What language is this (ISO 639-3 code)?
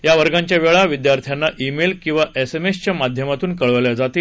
mar